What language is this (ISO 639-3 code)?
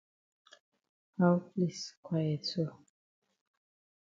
wes